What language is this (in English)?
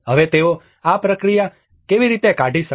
Gujarati